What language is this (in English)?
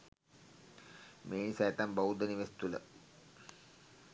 Sinhala